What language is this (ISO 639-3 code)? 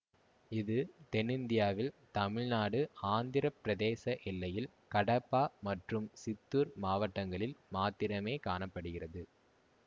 tam